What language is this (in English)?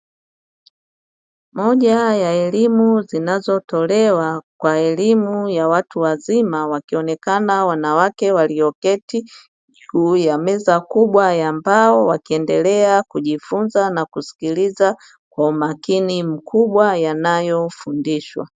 Swahili